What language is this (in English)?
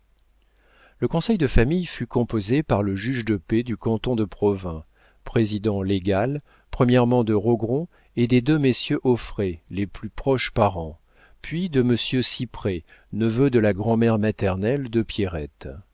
French